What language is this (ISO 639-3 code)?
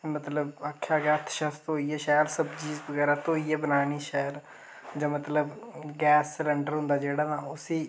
doi